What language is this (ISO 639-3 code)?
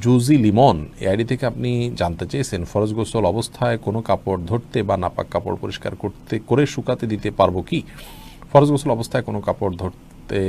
ron